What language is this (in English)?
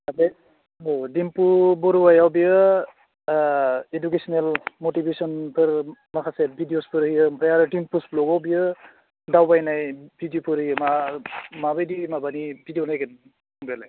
Bodo